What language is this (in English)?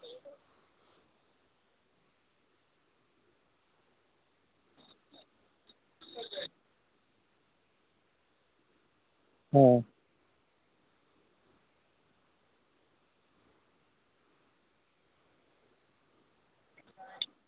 Maithili